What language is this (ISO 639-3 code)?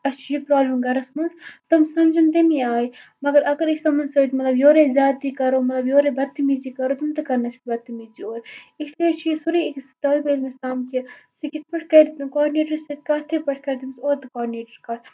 kas